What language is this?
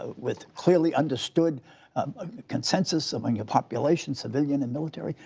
English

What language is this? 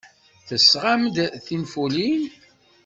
Kabyle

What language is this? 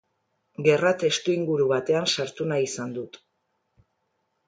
Basque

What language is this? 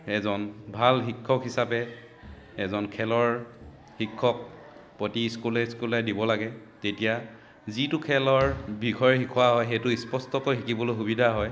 Assamese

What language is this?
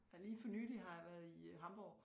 Danish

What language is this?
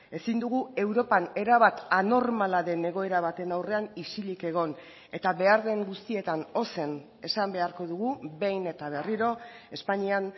Basque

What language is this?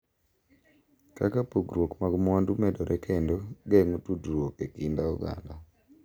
Luo (Kenya and Tanzania)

